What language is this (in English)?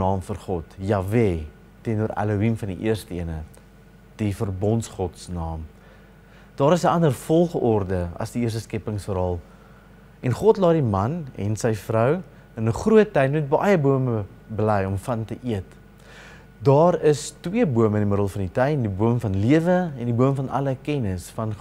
Dutch